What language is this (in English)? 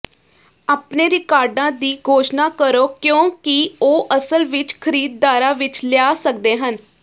Punjabi